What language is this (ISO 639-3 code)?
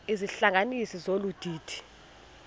xho